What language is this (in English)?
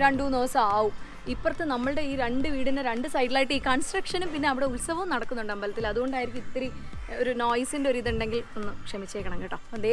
Malayalam